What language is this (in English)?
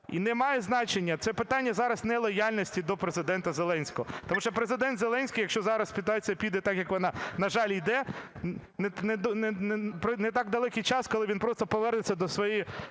Ukrainian